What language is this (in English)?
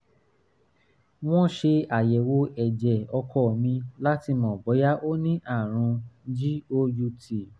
Yoruba